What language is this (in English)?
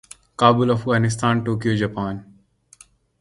Urdu